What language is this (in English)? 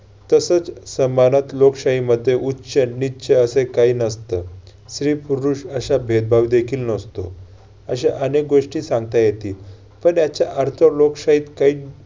Marathi